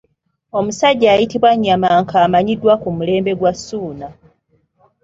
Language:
Ganda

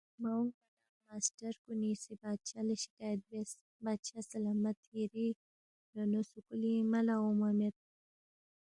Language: Balti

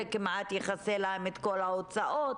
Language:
Hebrew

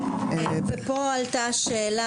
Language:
Hebrew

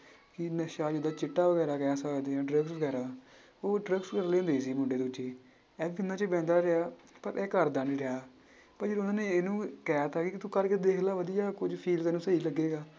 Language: Punjabi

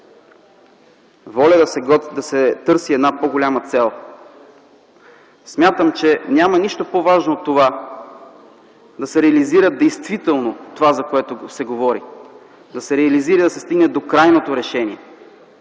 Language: Bulgarian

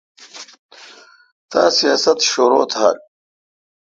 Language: Kalkoti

